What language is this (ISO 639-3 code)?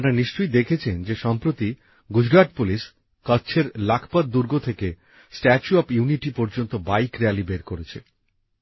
ben